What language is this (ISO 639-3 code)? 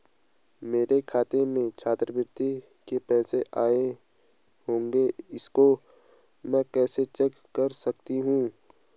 hin